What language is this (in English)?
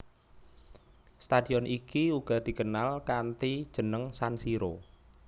Javanese